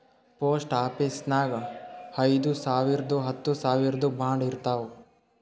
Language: Kannada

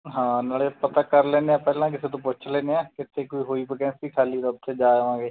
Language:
Punjabi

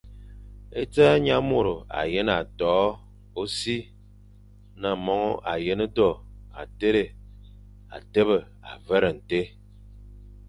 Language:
Fang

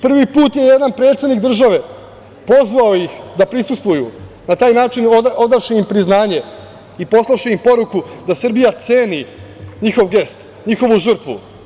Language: Serbian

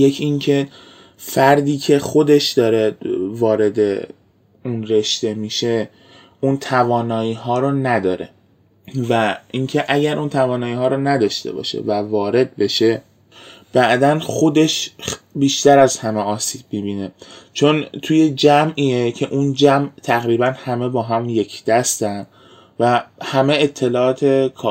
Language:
Persian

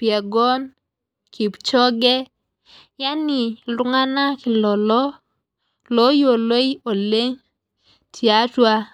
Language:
Masai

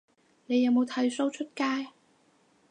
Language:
Cantonese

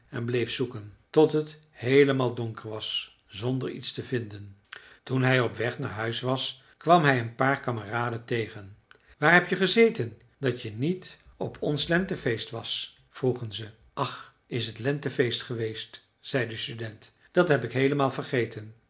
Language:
Dutch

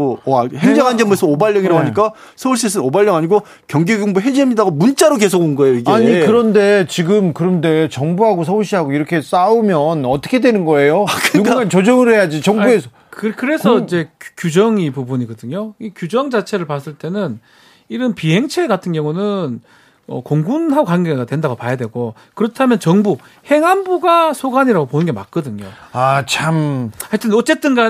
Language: Korean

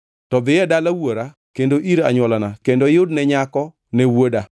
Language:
Luo (Kenya and Tanzania)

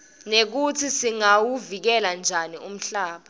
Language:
Swati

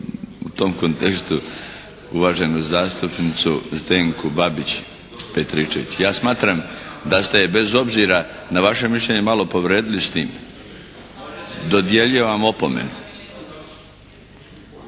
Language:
Croatian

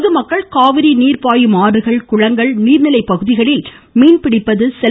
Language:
Tamil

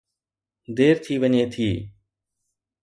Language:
Sindhi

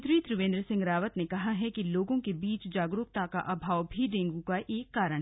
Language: Hindi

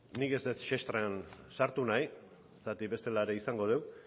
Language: Basque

